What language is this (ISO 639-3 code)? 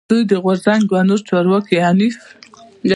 pus